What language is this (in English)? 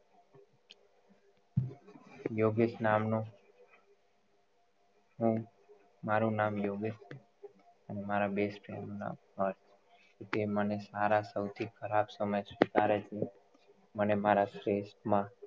Gujarati